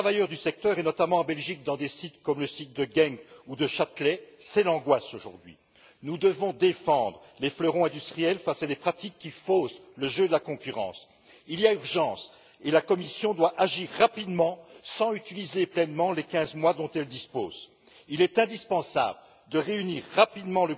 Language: French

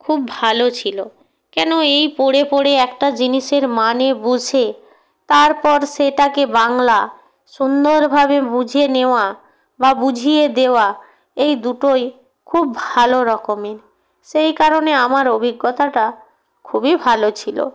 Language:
Bangla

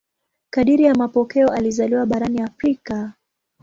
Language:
Swahili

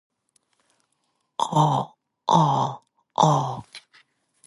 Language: Chinese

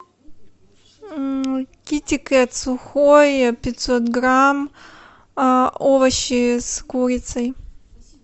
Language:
Russian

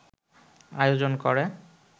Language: Bangla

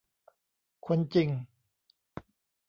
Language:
Thai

